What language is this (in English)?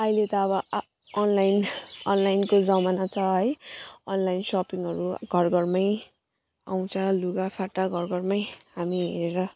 Nepali